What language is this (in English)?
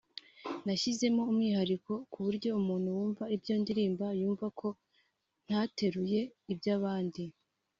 Kinyarwanda